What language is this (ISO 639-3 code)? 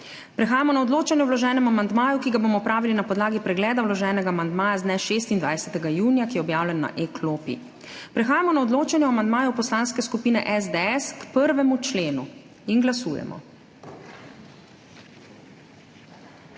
slv